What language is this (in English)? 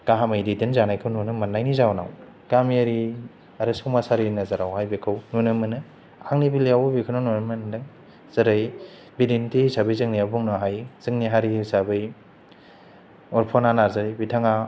Bodo